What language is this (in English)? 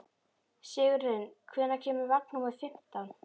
Icelandic